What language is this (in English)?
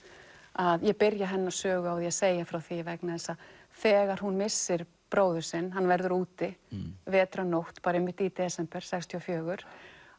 Icelandic